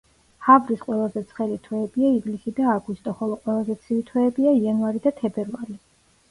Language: Georgian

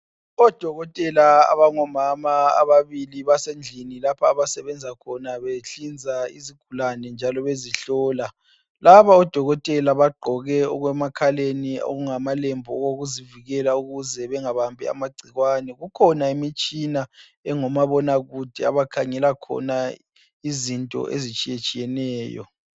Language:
North Ndebele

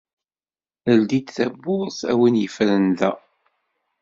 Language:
Kabyle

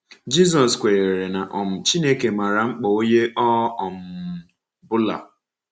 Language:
Igbo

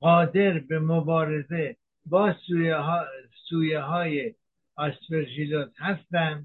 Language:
Persian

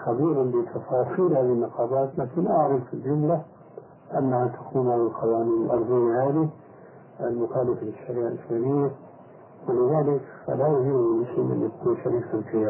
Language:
Arabic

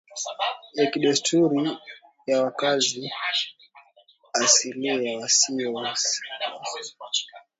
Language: Swahili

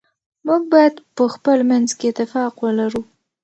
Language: Pashto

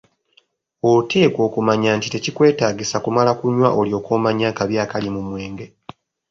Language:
Ganda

